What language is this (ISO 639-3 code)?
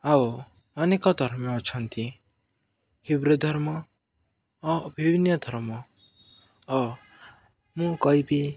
ori